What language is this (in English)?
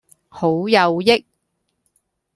Cantonese